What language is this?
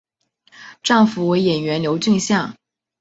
Chinese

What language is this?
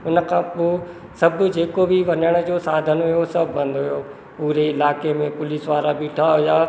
Sindhi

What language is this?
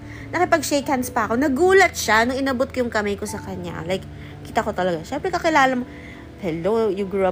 Filipino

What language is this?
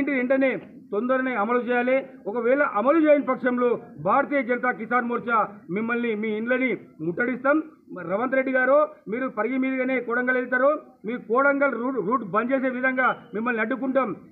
Telugu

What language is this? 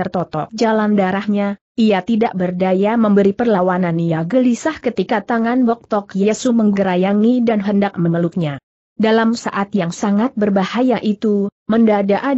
Indonesian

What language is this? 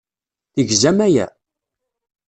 Kabyle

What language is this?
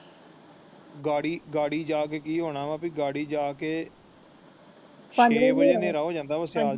Punjabi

